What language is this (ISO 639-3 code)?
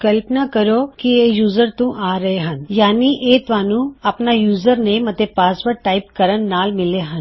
pan